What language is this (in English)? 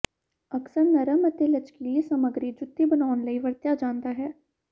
Punjabi